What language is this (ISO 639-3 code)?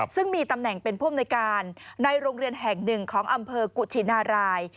tha